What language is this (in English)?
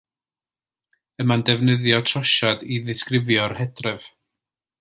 Welsh